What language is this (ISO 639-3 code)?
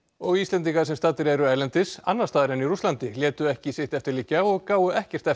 isl